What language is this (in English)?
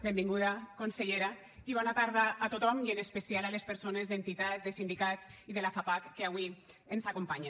Catalan